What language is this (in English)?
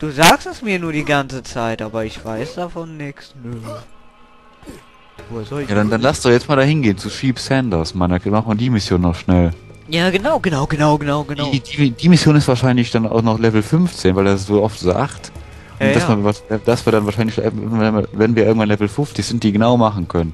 German